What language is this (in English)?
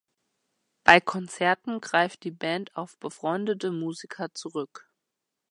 German